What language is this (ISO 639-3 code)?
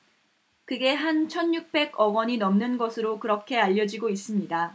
kor